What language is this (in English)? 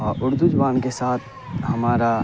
Urdu